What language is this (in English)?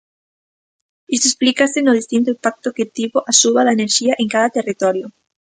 Galician